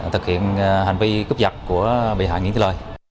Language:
Vietnamese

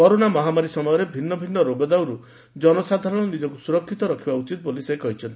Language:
Odia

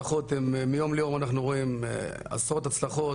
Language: Hebrew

